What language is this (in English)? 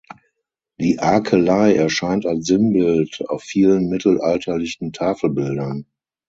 German